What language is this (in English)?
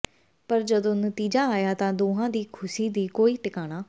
Punjabi